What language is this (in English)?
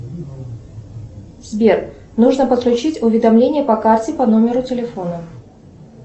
Russian